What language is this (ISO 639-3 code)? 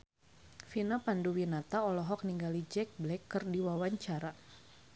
sun